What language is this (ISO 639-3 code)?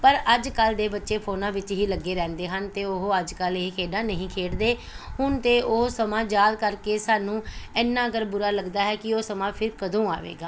pan